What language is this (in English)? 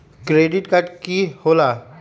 Magahi